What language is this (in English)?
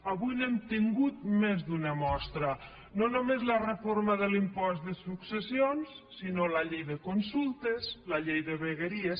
Catalan